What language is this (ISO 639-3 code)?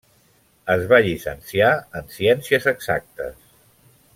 cat